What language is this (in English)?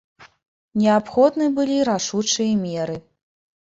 Belarusian